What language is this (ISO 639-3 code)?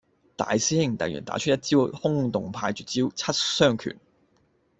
yue